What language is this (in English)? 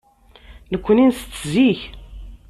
Kabyle